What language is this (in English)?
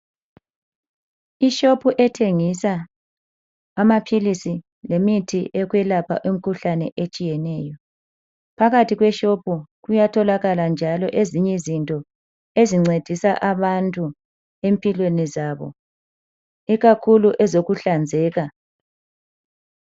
North Ndebele